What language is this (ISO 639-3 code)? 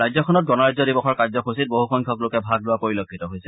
asm